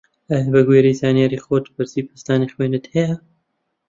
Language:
Central Kurdish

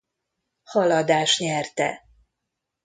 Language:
Hungarian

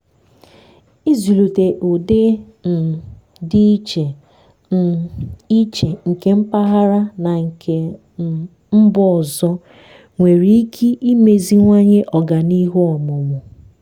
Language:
Igbo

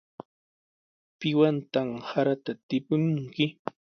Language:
Sihuas Ancash Quechua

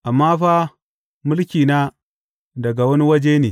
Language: Hausa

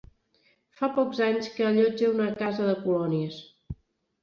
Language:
Catalan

